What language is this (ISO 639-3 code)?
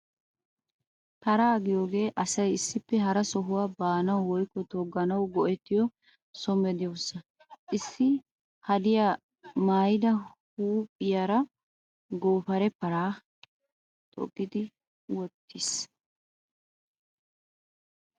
wal